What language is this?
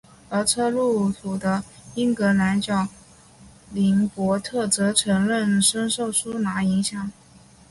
Chinese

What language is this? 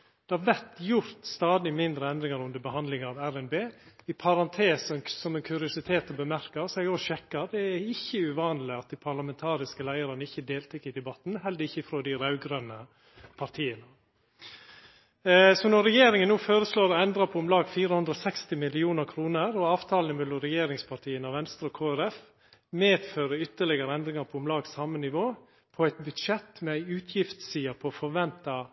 Norwegian Nynorsk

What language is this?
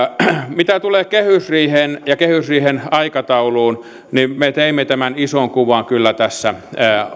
Finnish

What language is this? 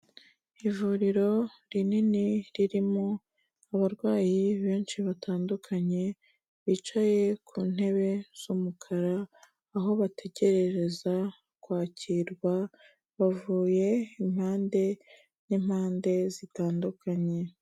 Kinyarwanda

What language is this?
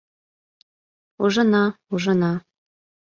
Mari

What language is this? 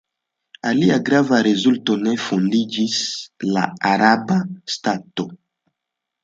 Esperanto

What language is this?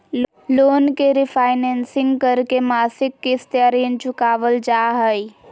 Magahi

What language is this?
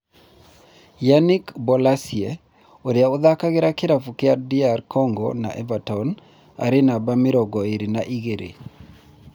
Kikuyu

